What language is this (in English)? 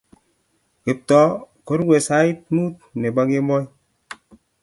Kalenjin